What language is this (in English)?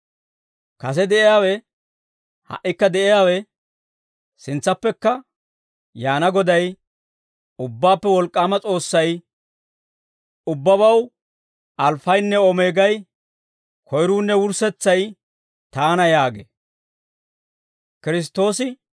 Dawro